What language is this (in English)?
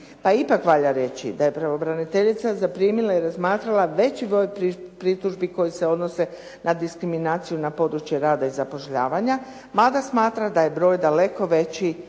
Croatian